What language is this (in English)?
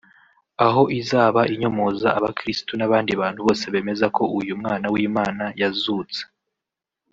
Kinyarwanda